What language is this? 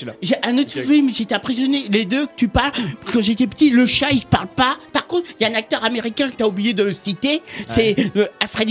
French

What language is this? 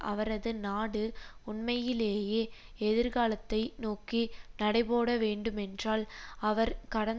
Tamil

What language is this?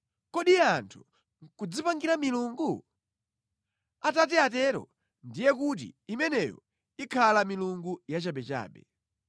Nyanja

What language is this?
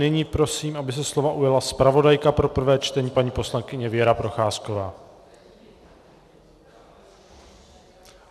Czech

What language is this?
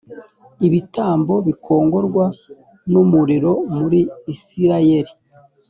Kinyarwanda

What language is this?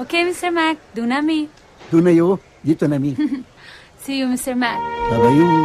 Filipino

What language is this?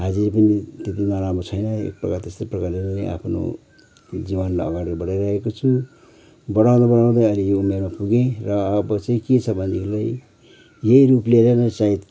Nepali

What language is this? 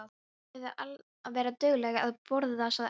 Icelandic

